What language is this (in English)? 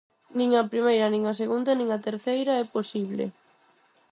Galician